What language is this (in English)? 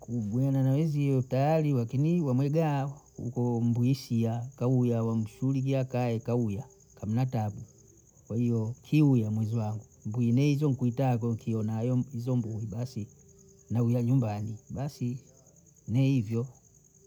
Bondei